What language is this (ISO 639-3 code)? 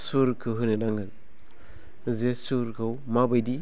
brx